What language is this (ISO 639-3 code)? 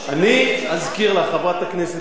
heb